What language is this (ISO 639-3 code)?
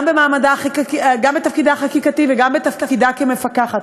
heb